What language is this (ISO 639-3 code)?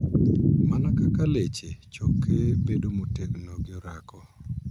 luo